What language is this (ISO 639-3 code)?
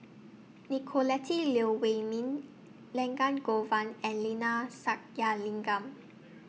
eng